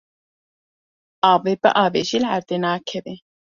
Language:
Kurdish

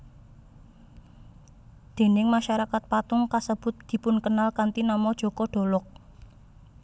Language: Javanese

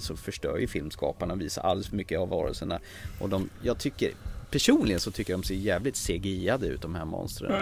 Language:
Swedish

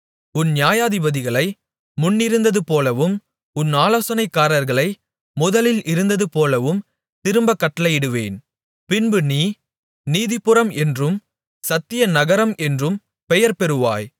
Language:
Tamil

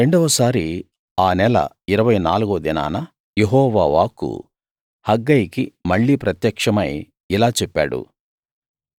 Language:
Telugu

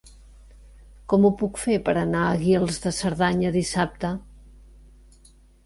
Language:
Catalan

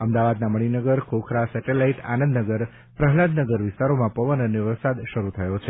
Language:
Gujarati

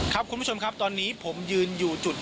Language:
Thai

